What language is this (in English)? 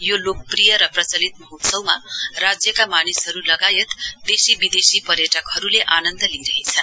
Nepali